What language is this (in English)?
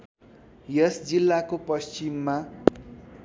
Nepali